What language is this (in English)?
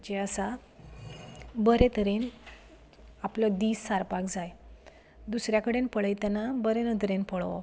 Konkani